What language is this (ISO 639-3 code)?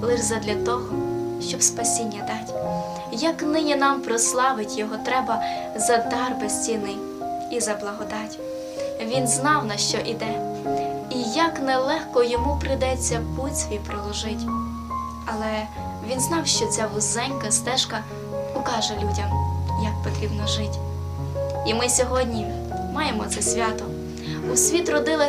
ukr